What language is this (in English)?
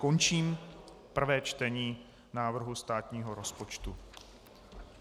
Czech